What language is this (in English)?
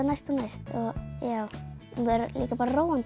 Icelandic